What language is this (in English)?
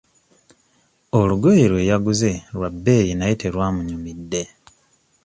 Ganda